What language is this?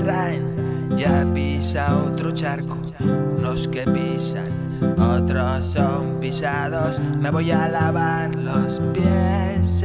Spanish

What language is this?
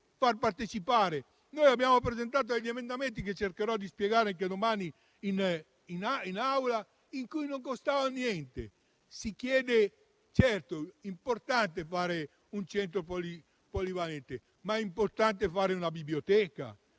Italian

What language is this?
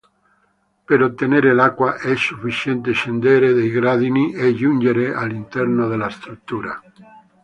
Italian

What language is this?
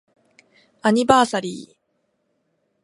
Japanese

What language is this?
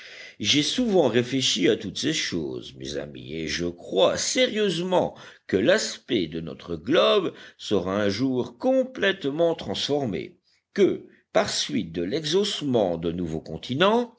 French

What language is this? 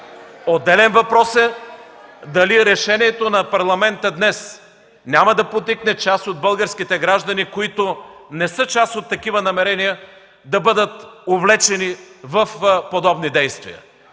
Bulgarian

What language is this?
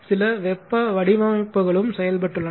Tamil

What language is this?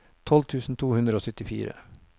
Norwegian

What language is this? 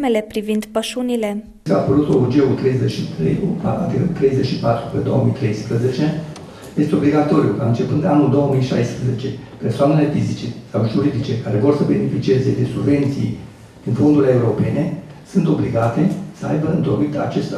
Romanian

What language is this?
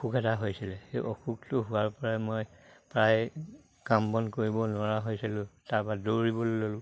Assamese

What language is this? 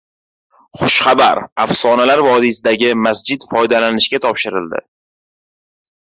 Uzbek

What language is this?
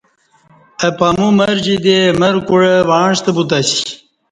Kati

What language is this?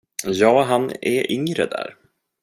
Swedish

